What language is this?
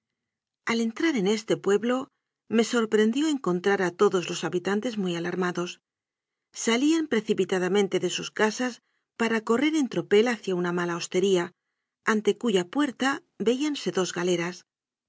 Spanish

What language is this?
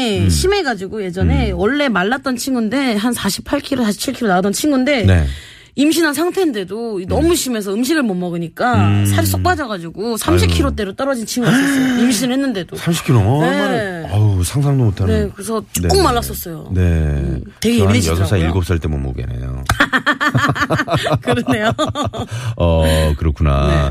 Korean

